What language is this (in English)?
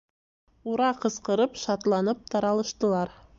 Bashkir